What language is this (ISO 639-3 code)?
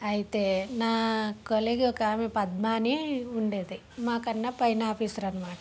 tel